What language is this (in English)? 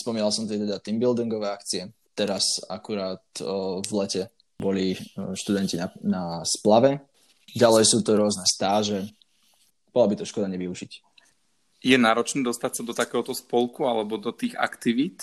Slovak